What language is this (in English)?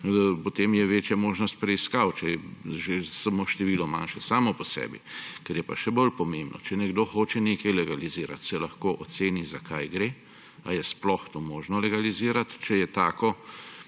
Slovenian